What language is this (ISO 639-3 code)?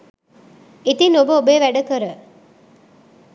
sin